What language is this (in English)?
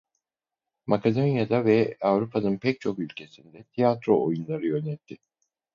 Turkish